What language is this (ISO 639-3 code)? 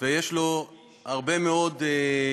heb